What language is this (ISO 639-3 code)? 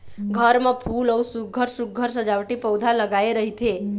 hne